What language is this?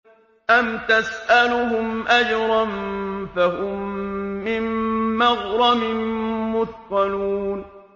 Arabic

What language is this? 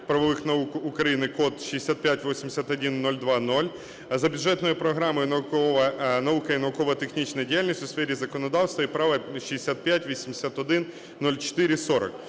Ukrainian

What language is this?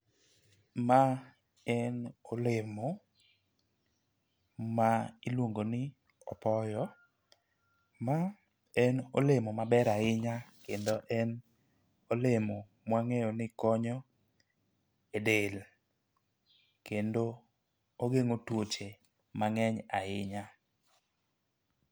Luo (Kenya and Tanzania)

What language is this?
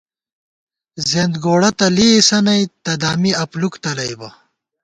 Gawar-Bati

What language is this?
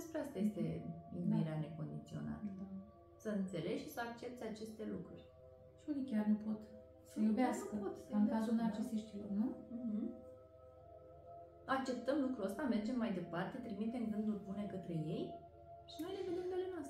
Romanian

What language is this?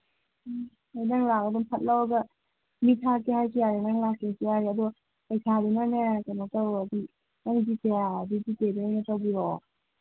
Manipuri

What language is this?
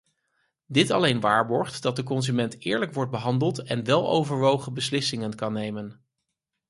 Dutch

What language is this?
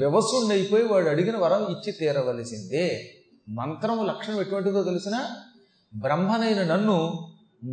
Telugu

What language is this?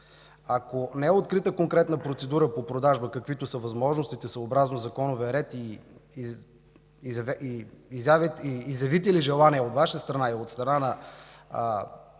Bulgarian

